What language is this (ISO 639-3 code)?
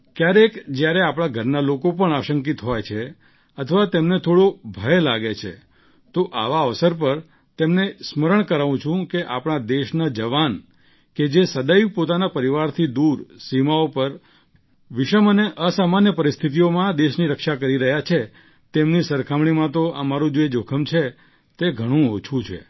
guj